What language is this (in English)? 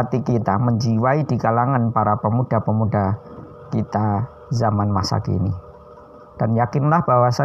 Indonesian